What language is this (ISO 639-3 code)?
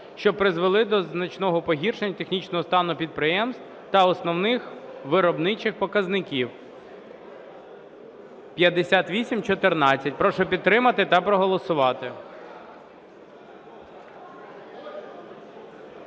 ukr